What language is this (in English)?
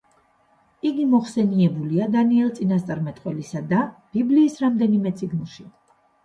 Georgian